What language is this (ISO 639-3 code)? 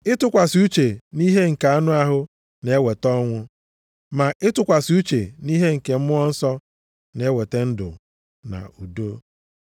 ibo